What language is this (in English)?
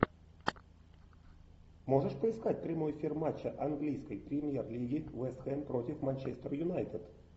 Russian